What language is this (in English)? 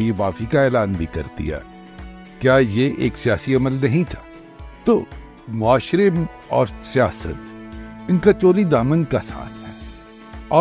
Urdu